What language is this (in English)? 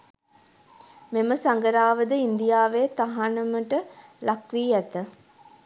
Sinhala